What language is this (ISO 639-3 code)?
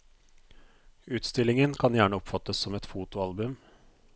nor